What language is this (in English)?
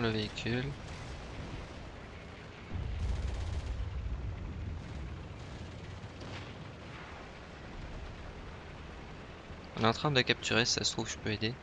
French